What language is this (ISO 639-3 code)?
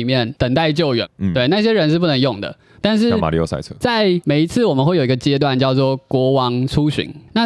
zho